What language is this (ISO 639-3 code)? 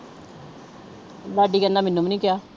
pan